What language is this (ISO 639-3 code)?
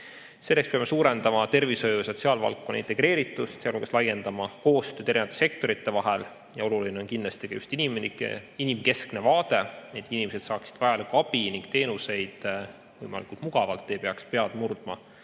est